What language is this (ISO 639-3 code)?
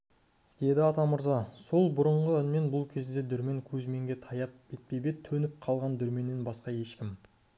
kaz